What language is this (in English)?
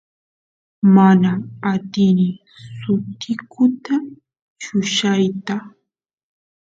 Santiago del Estero Quichua